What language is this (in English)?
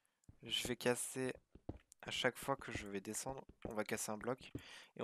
French